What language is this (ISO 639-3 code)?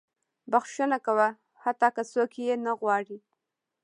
pus